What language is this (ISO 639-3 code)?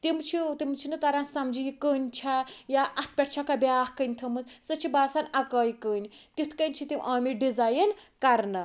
kas